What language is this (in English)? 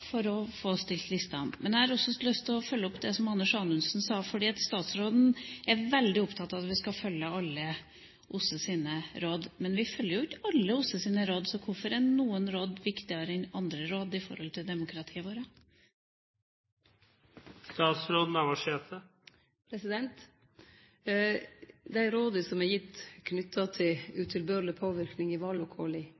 Norwegian